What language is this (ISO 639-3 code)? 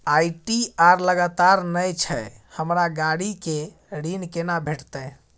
mai